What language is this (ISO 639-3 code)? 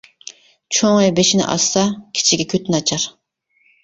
uig